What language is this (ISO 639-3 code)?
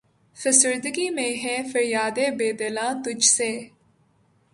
urd